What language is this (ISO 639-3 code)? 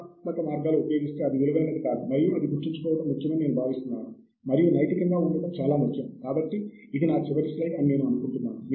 tel